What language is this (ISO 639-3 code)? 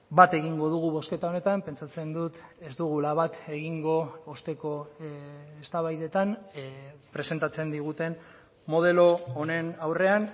eus